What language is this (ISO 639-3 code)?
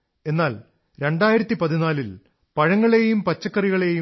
mal